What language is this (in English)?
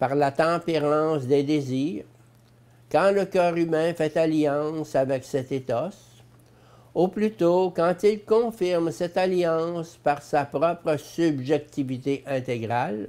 French